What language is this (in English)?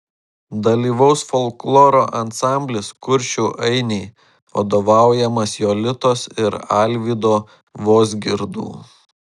Lithuanian